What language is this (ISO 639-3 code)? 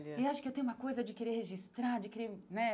por